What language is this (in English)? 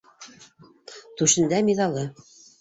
Bashkir